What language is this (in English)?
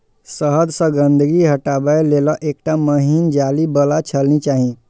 Maithili